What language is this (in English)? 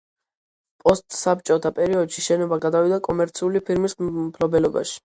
Georgian